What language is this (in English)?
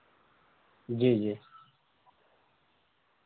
Urdu